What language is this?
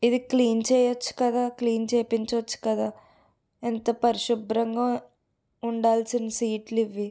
Telugu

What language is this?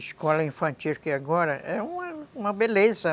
Portuguese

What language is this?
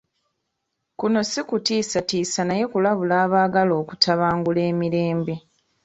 Ganda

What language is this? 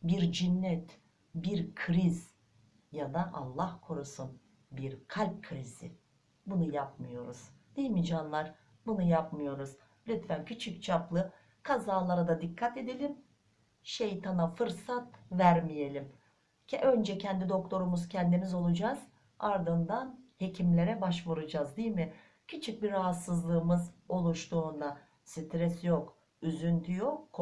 Turkish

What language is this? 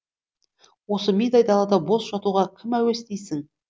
Kazakh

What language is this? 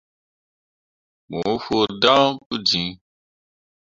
Mundang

